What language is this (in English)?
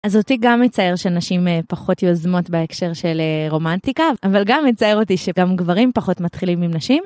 Hebrew